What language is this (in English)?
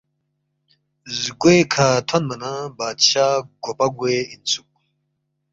Balti